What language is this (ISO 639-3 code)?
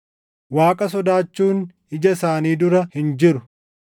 orm